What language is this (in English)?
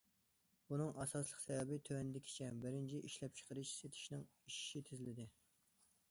Uyghur